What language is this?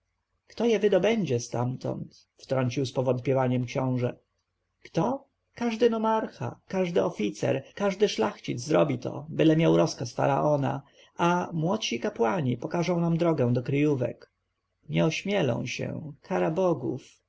Polish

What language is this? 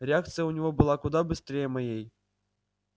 Russian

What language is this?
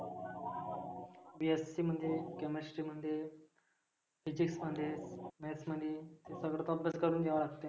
Marathi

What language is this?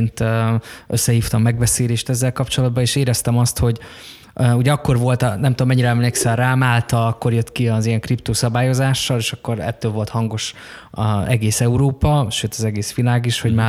Hungarian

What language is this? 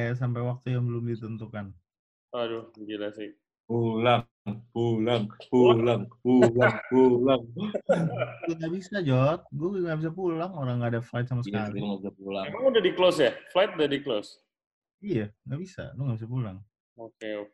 Indonesian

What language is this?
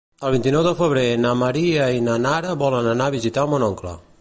Catalan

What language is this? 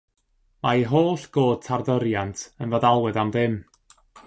Welsh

